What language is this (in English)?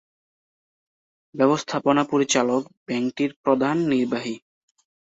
Bangla